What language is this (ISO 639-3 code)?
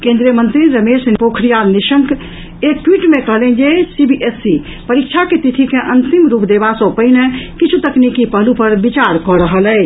mai